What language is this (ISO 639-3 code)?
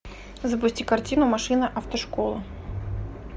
rus